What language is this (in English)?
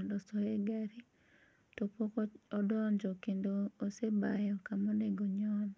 Luo (Kenya and Tanzania)